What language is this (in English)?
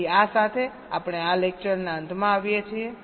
Gujarati